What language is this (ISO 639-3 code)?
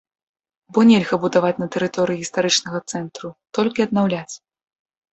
bel